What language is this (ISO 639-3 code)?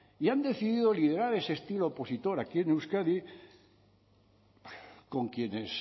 spa